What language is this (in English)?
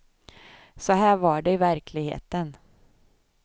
Swedish